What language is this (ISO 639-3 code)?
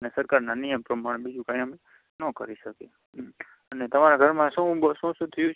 guj